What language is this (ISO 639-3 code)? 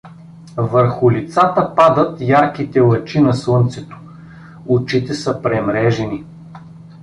bul